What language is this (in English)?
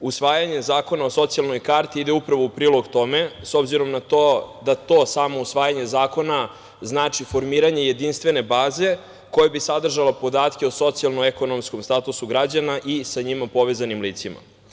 Serbian